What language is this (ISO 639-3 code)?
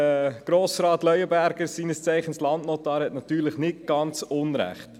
gsw